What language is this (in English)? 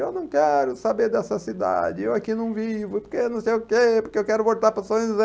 Portuguese